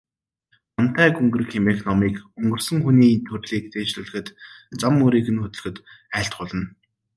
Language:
Mongolian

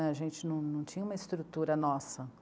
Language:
Portuguese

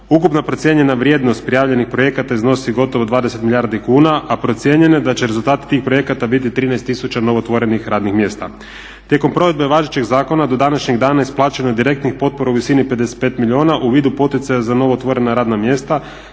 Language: Croatian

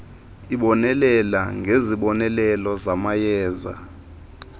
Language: Xhosa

